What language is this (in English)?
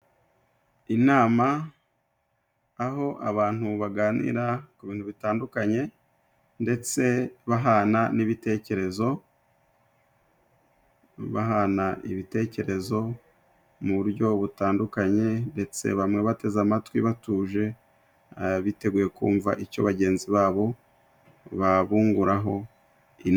Kinyarwanda